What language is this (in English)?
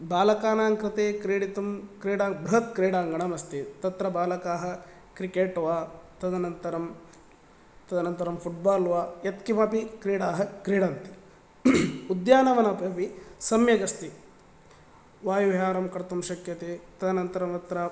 Sanskrit